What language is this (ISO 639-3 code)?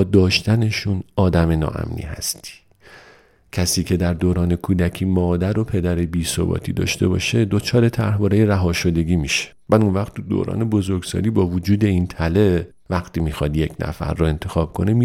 fas